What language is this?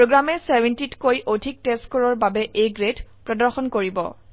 Assamese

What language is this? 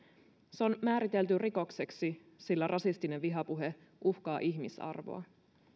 Finnish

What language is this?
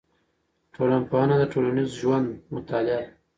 Pashto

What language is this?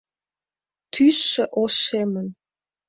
Mari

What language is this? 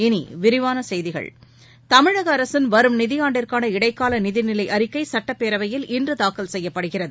Tamil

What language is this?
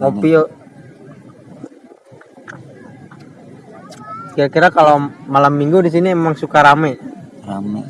Indonesian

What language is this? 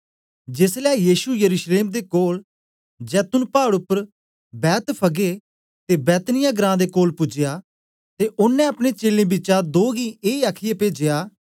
Dogri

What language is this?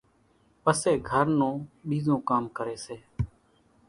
Kachi Koli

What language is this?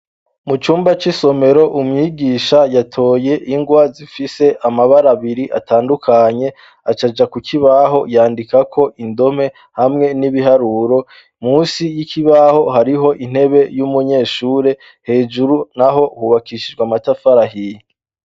Rundi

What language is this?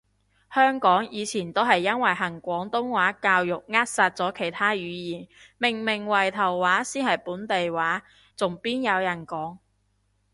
Cantonese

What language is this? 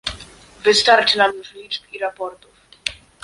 Polish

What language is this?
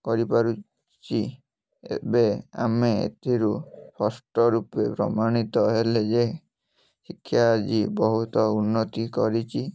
Odia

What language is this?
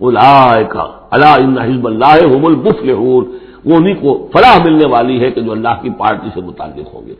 Arabic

